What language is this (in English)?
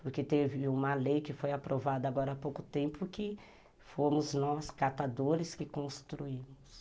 Portuguese